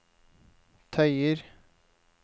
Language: Norwegian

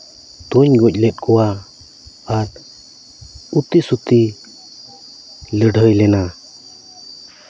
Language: Santali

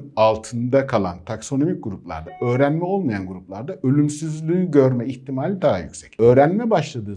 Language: Turkish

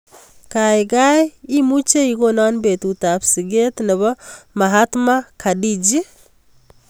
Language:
Kalenjin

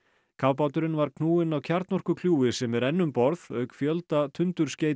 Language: Icelandic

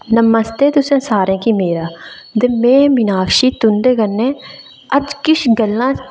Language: Dogri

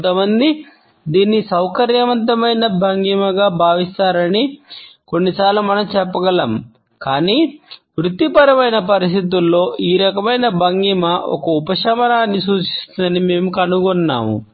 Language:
Telugu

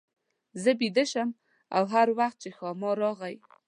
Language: Pashto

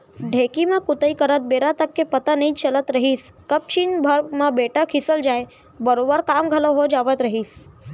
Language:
Chhattisgarhi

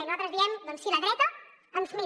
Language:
Catalan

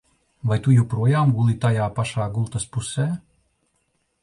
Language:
Latvian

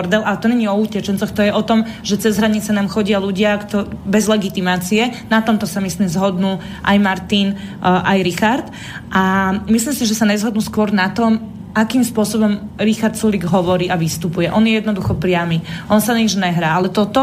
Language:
Slovak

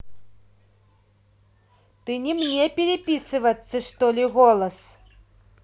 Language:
Russian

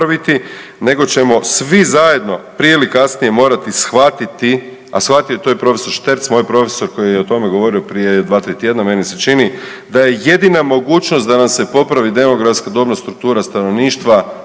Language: Croatian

